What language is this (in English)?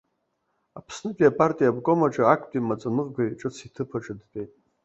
Abkhazian